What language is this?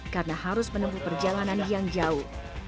Indonesian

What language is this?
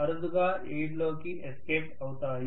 Telugu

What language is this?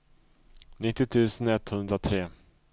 Swedish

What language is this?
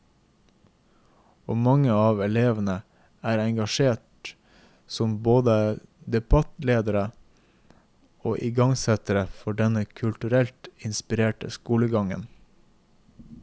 Norwegian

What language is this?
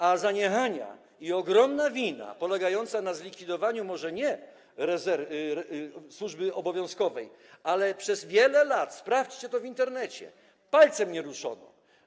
Polish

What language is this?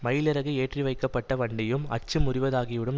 Tamil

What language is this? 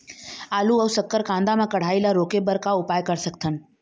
Chhattisgarhi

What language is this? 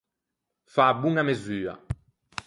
Ligurian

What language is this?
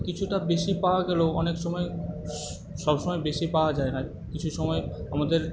Bangla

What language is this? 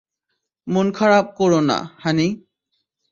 Bangla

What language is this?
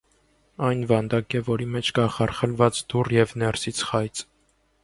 Armenian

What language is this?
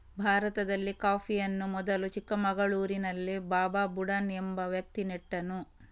Kannada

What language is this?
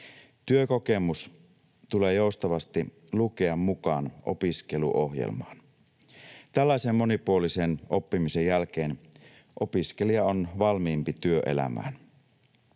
Finnish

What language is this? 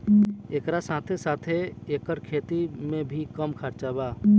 Bhojpuri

